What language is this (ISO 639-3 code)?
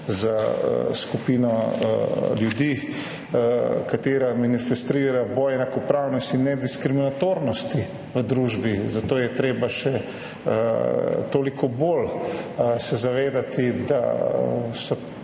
slv